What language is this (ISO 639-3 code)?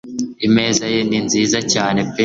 kin